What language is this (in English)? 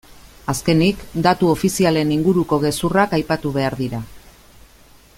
Basque